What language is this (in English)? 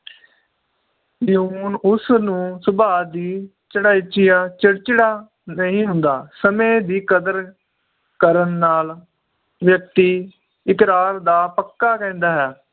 Punjabi